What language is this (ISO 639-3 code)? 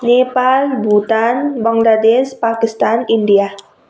nep